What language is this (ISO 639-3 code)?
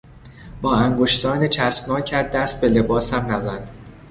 fas